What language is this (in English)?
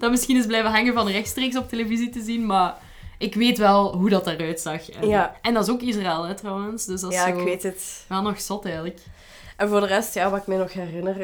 Dutch